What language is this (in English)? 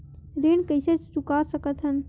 Chhattisgarhi